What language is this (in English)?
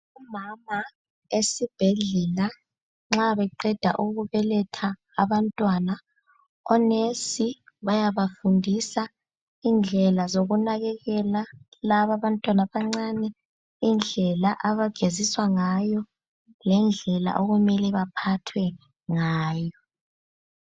North Ndebele